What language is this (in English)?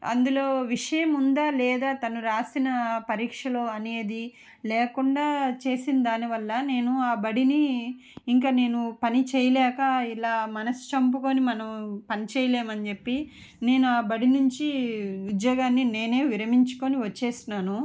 Telugu